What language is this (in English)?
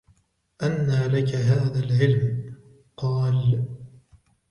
Arabic